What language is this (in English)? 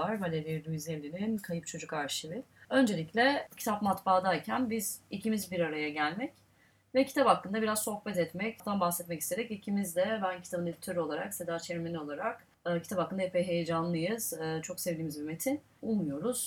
Turkish